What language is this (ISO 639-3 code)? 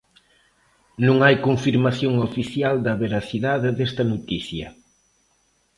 glg